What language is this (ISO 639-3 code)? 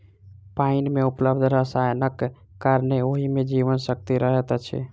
mai